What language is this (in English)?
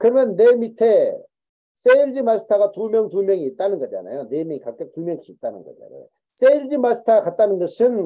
Korean